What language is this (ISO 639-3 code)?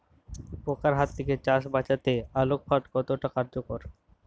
ben